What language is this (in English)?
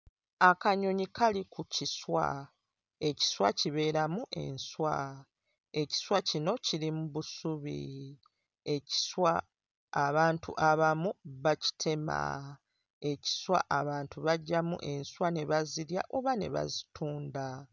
Ganda